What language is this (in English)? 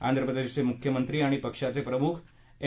Marathi